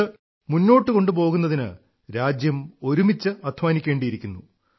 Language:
Malayalam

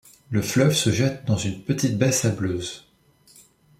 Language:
French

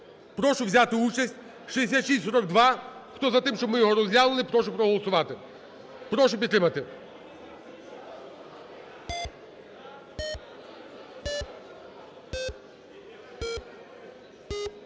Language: Ukrainian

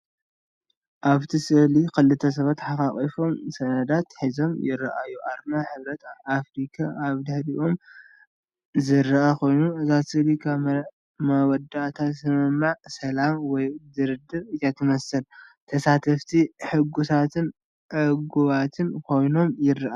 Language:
Tigrinya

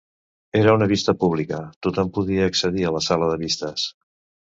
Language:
Catalan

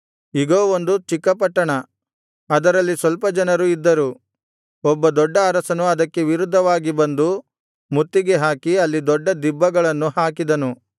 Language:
Kannada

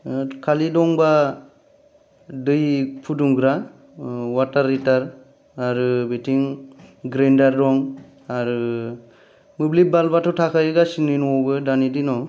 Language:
Bodo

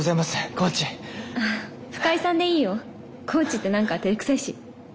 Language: Japanese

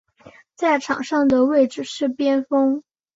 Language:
Chinese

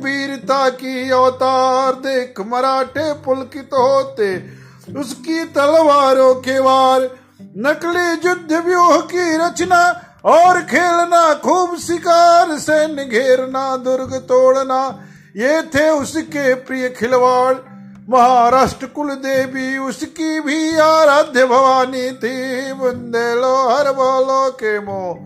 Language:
Hindi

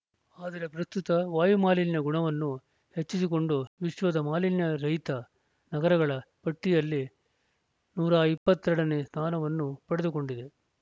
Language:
Kannada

